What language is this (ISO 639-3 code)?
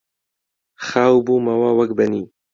ckb